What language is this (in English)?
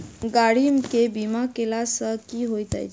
Maithili